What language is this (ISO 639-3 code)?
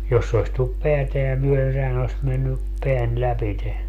fin